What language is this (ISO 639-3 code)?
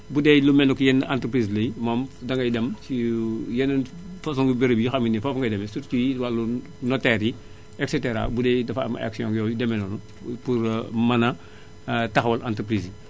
wol